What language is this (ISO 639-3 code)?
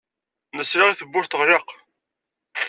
kab